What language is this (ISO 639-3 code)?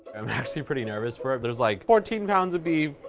eng